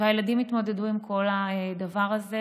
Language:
Hebrew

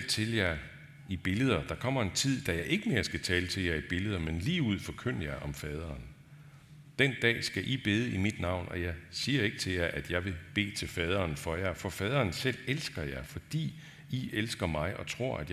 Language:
Danish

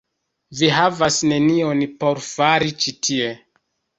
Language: Esperanto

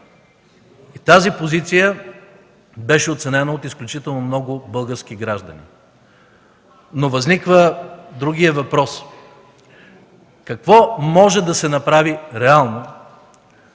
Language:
Bulgarian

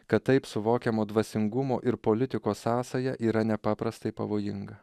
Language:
Lithuanian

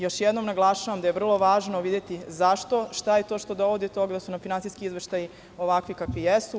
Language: Serbian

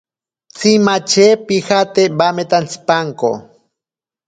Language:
Ashéninka Perené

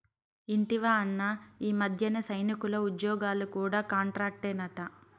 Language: Telugu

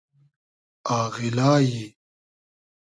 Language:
Hazaragi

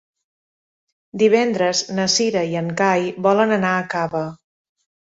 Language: Catalan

